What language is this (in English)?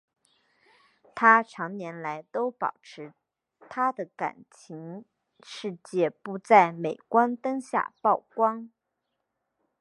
Chinese